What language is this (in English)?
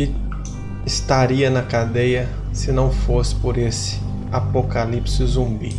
Portuguese